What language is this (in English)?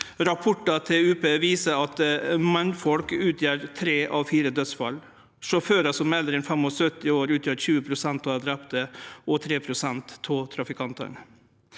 Norwegian